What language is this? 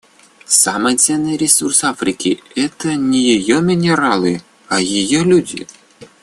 Russian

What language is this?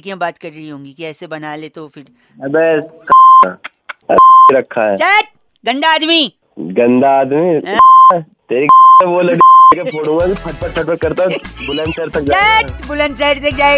Hindi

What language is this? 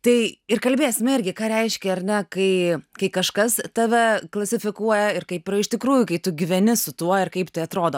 Lithuanian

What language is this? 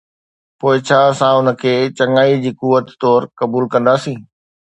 Sindhi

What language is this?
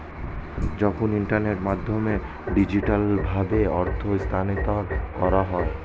Bangla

